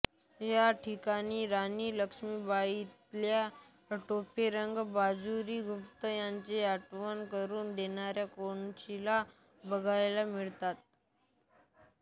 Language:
Marathi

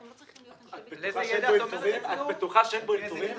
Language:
Hebrew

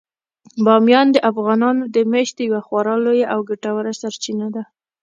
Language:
Pashto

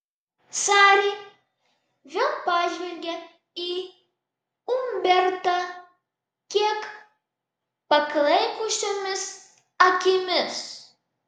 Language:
Lithuanian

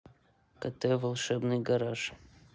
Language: Russian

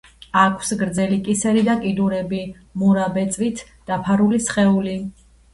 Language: Georgian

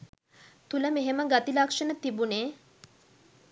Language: Sinhala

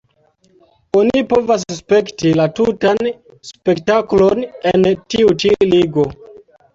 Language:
Esperanto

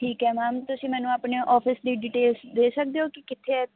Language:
Punjabi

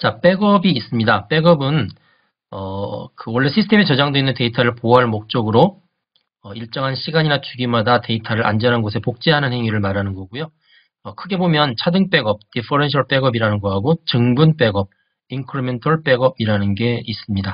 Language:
Korean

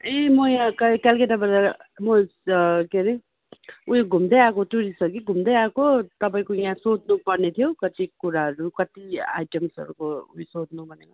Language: Nepali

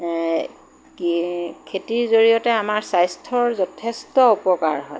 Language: Assamese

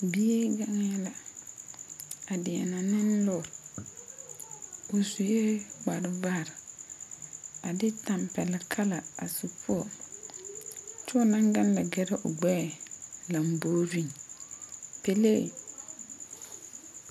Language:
Southern Dagaare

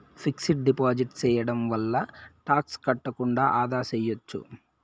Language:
Telugu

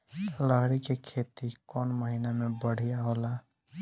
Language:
Bhojpuri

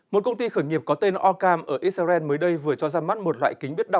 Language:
Vietnamese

